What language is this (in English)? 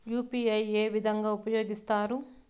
Telugu